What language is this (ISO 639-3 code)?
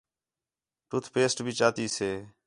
xhe